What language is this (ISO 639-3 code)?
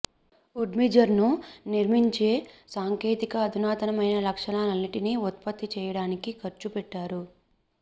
tel